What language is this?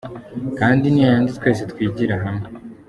Kinyarwanda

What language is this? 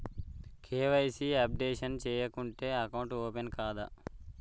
Telugu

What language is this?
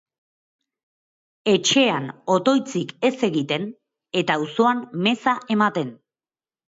Basque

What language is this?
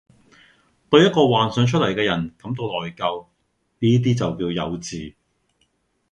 Cantonese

